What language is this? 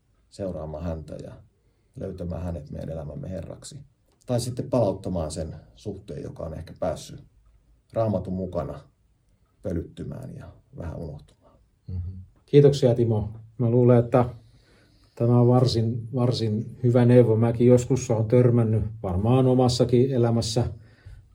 Finnish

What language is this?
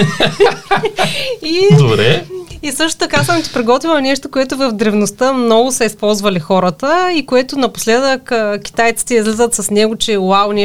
Bulgarian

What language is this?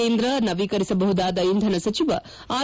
Kannada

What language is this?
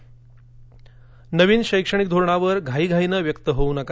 Marathi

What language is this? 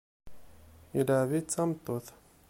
Kabyle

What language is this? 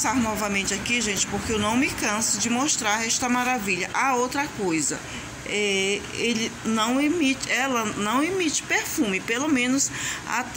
Portuguese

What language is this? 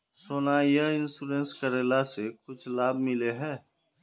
Magahi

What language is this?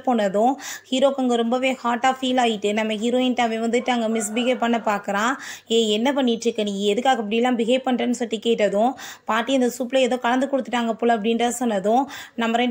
Tamil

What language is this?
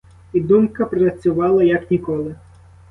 Ukrainian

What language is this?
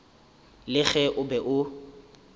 Northern Sotho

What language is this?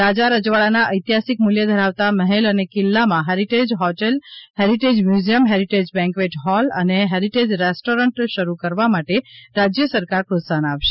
Gujarati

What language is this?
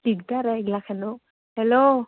Assamese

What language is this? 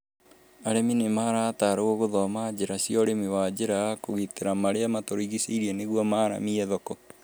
Kikuyu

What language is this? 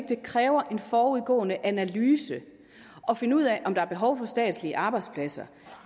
Danish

